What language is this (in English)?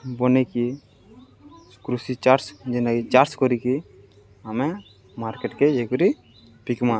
Odia